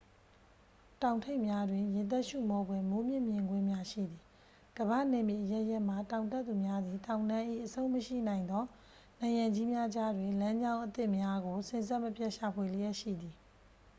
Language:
Burmese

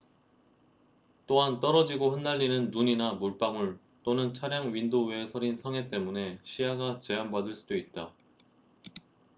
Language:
Korean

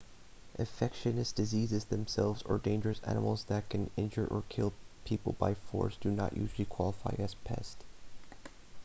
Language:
English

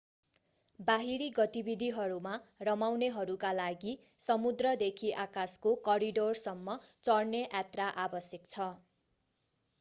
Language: Nepali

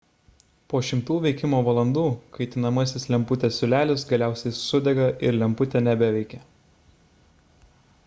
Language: Lithuanian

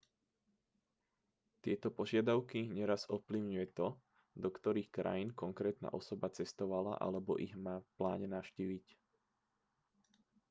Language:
Slovak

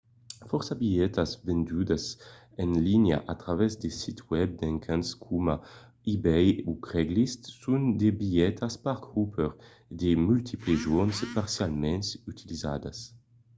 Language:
Occitan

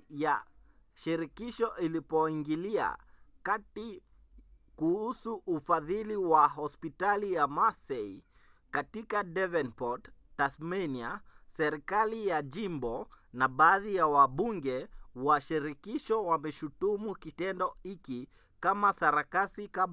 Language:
Swahili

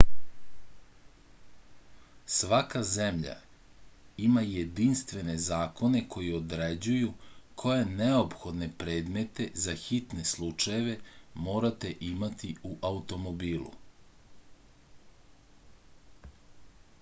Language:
Serbian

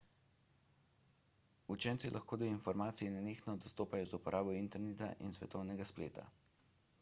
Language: Slovenian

